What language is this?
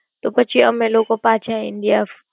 Gujarati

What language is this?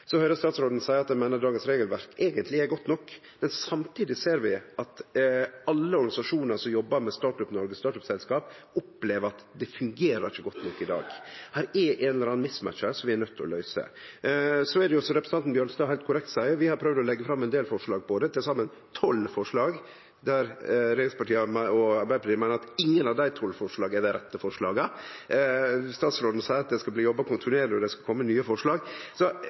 Norwegian Nynorsk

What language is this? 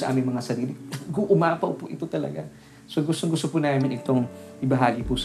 Filipino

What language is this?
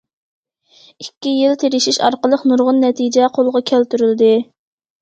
Uyghur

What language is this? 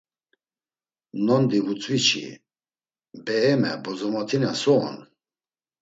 Laz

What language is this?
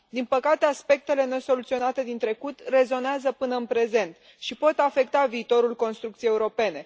Romanian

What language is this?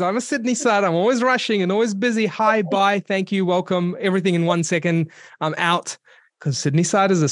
English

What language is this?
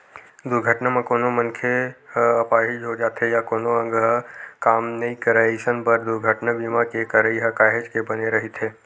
Chhattisgarhi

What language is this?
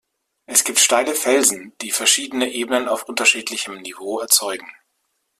German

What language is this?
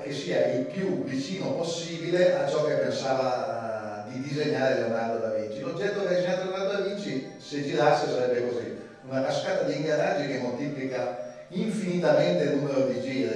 Italian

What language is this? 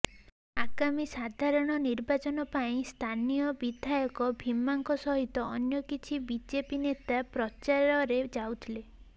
Odia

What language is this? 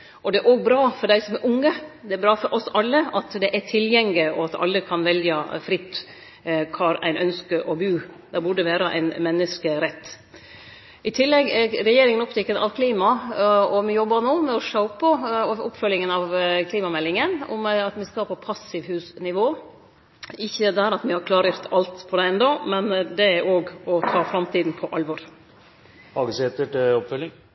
Norwegian Nynorsk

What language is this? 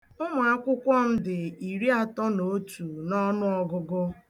Igbo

